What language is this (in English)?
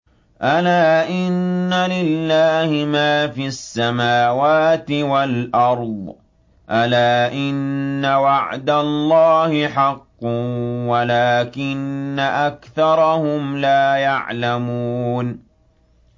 Arabic